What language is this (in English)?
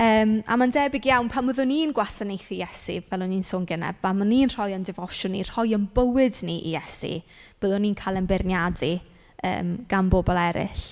Welsh